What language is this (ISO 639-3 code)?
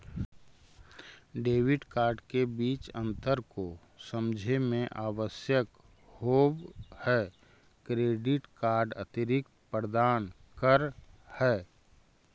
mag